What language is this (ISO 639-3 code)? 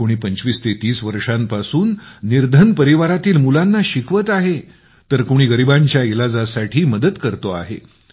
mar